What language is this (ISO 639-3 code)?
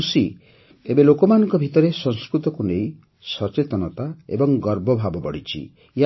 ori